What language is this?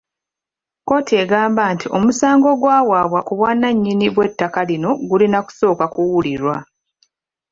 Ganda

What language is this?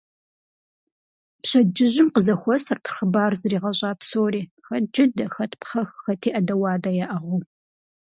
Kabardian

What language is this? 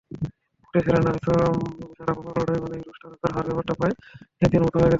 Bangla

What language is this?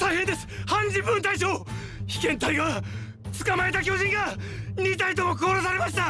Japanese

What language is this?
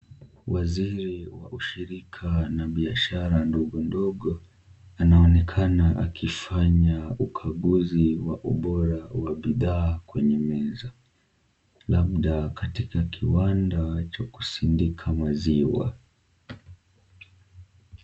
Swahili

